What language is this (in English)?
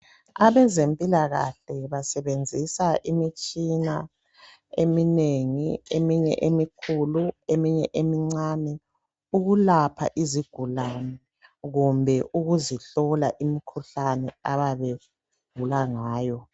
North Ndebele